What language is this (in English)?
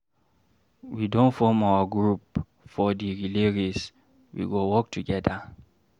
Nigerian Pidgin